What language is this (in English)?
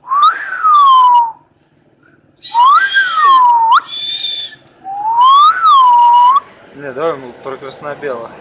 Russian